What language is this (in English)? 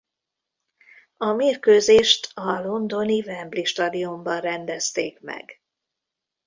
Hungarian